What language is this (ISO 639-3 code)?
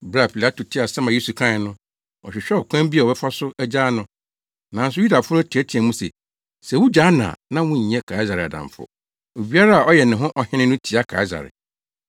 aka